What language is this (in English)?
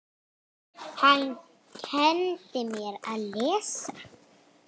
Icelandic